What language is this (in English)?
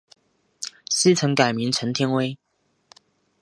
Chinese